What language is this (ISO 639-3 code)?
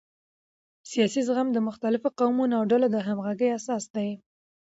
pus